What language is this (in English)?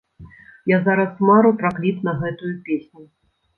Belarusian